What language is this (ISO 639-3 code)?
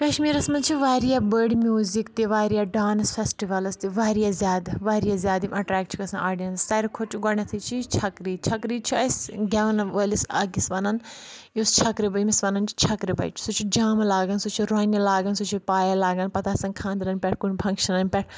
kas